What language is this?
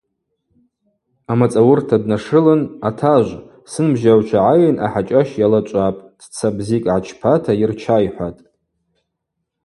Abaza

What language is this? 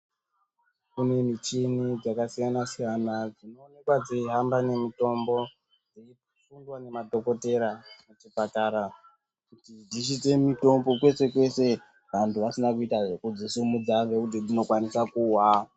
Ndau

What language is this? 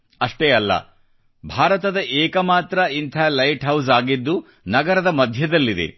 Kannada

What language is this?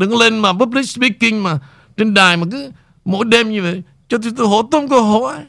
Vietnamese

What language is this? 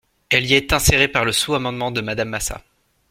French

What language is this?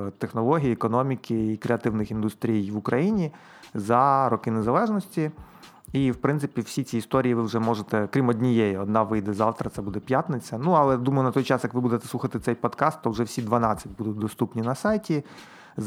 Ukrainian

